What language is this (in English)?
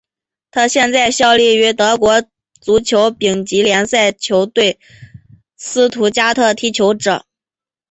Chinese